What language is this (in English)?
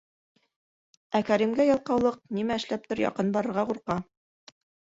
Bashkir